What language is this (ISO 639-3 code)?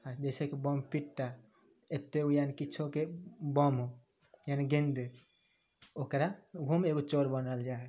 mai